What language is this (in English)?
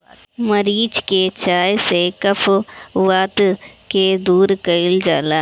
Bhojpuri